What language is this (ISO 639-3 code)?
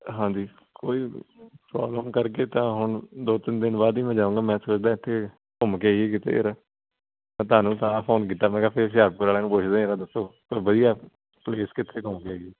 pan